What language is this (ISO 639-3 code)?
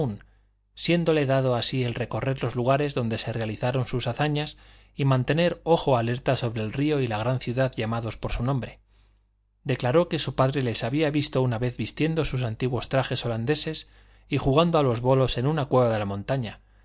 spa